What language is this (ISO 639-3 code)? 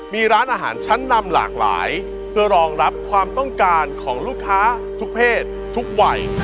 tha